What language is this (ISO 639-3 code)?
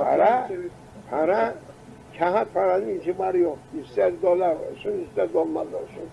tur